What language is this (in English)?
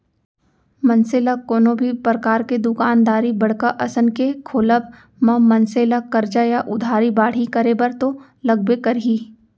Chhattisgarhi